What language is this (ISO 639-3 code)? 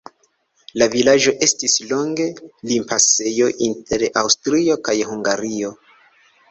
epo